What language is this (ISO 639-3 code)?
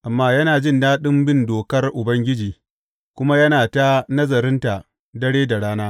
hau